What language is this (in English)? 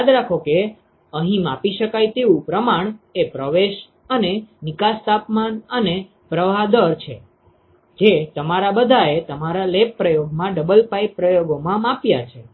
Gujarati